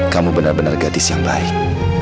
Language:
Indonesian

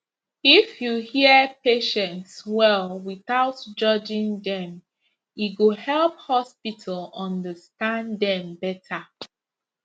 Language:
Nigerian Pidgin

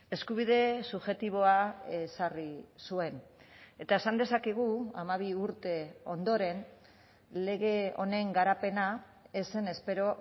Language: Basque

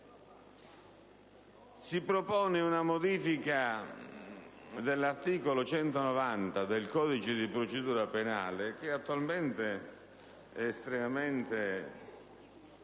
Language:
Italian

